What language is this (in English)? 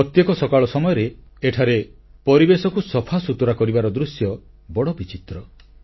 Odia